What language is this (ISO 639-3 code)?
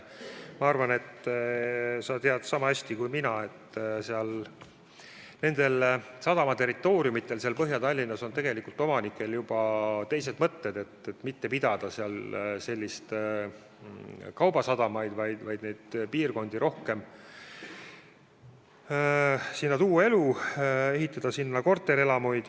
est